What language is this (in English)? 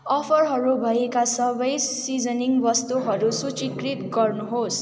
Nepali